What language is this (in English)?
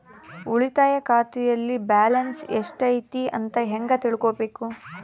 Kannada